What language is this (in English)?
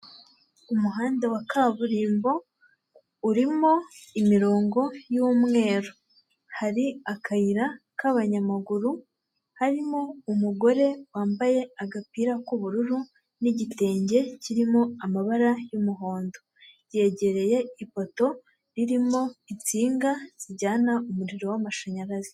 Kinyarwanda